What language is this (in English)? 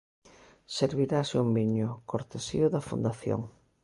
Galician